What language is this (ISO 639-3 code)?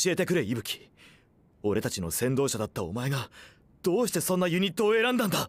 jpn